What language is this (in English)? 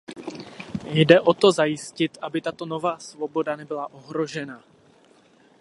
Czech